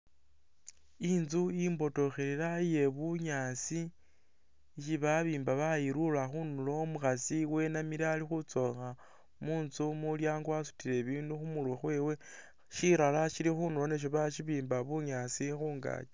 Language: Masaaba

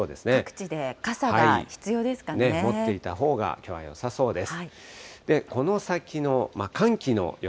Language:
Japanese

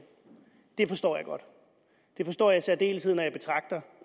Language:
Danish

